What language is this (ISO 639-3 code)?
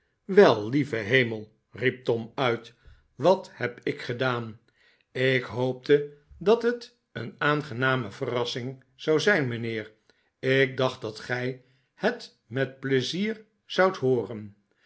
nld